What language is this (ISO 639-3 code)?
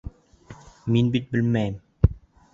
bak